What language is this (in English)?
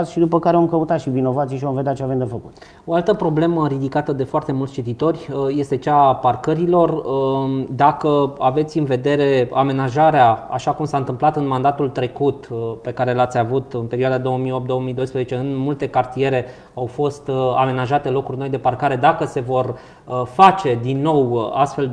Romanian